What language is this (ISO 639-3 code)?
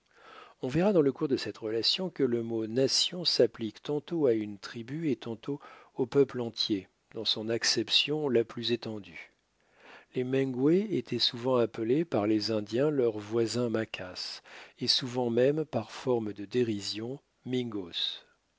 fra